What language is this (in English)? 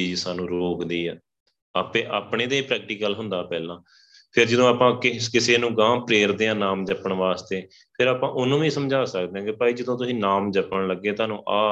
Punjabi